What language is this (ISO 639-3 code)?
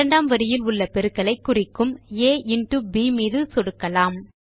tam